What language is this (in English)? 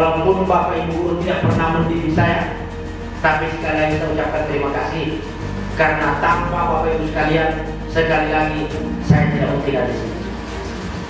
Indonesian